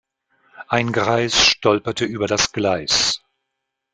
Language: German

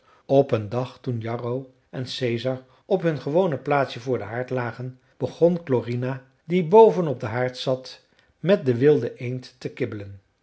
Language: Dutch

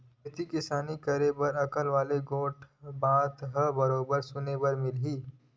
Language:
Chhattisgarhi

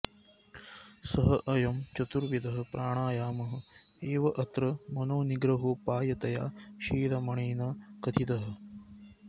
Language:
Sanskrit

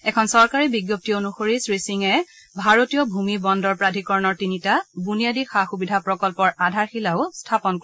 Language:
Assamese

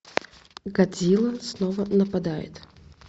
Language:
Russian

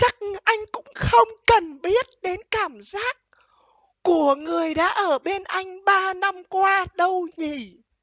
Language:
Vietnamese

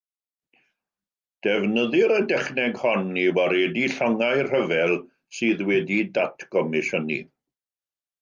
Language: Welsh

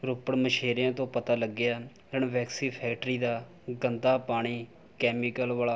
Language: Punjabi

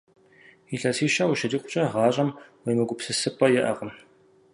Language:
Kabardian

